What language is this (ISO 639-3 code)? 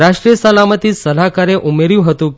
guj